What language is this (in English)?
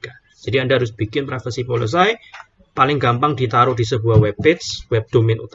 Indonesian